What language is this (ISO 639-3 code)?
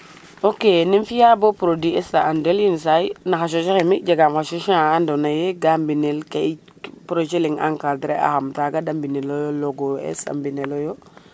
srr